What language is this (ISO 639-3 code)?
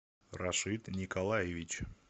rus